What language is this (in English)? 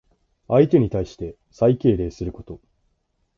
Japanese